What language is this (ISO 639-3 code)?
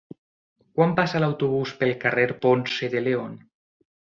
cat